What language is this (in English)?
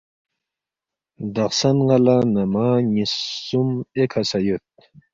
Balti